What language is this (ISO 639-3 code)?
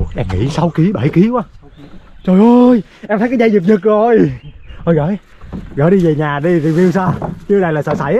vie